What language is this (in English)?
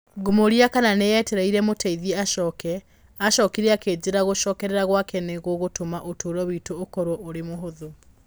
Kikuyu